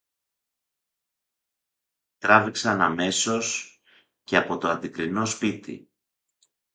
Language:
Greek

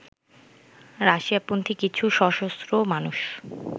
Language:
Bangla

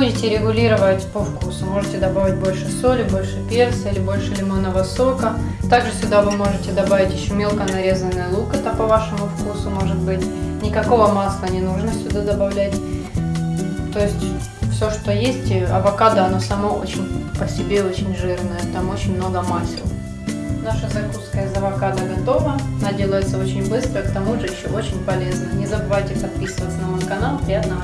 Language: Russian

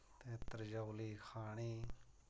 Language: Dogri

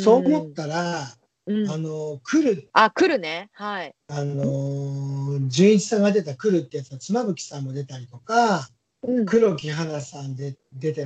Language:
Japanese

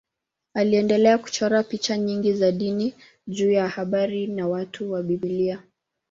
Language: Swahili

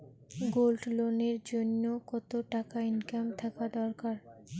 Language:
Bangla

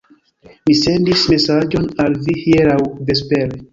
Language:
Esperanto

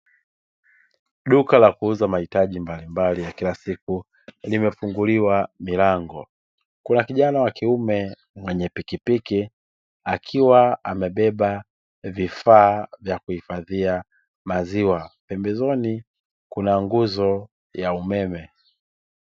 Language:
Swahili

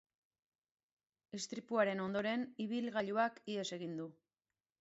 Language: Basque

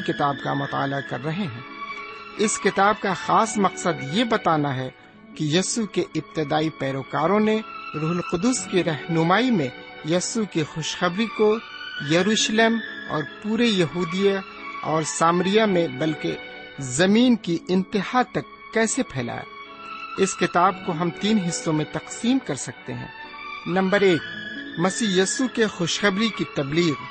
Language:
Urdu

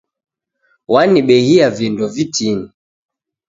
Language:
Taita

